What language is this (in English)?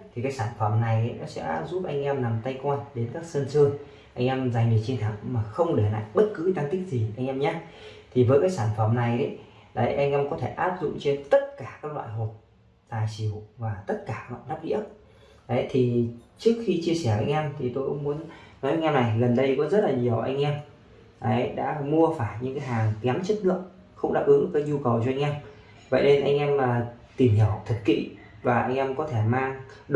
Vietnamese